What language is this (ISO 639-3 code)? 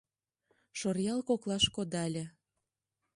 chm